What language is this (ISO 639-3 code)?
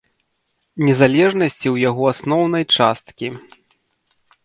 bel